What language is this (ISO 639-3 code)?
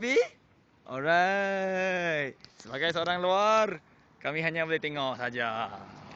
msa